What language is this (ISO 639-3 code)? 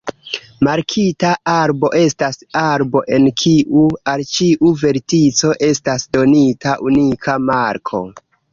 epo